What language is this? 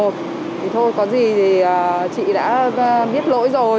Vietnamese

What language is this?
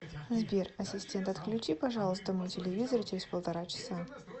Russian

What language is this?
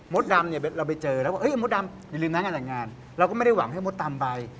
Thai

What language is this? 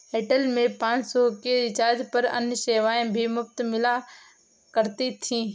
Hindi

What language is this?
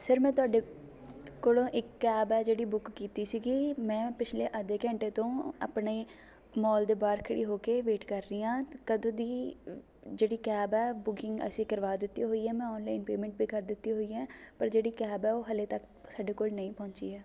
Punjabi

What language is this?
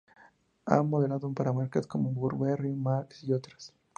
Spanish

